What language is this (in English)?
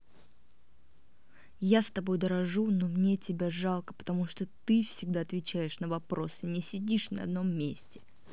Russian